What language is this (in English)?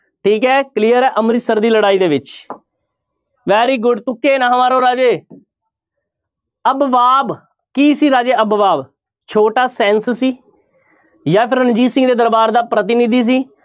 Punjabi